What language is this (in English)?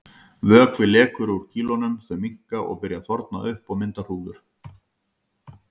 Icelandic